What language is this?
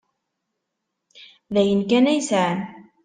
Kabyle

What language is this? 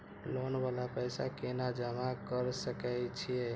Maithili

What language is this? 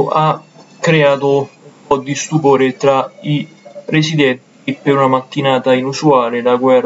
Italian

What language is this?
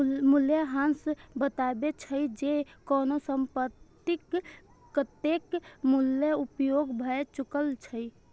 Maithili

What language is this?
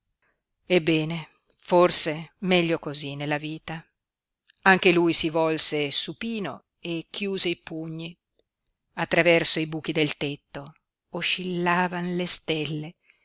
Italian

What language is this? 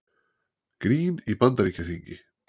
Icelandic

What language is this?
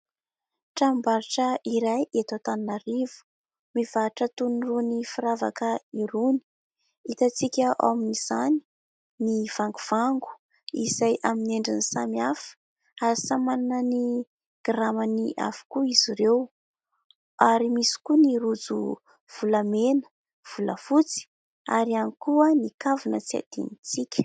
Malagasy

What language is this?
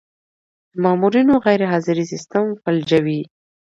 Pashto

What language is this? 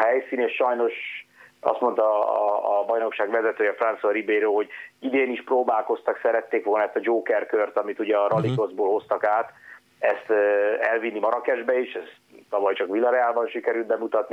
Hungarian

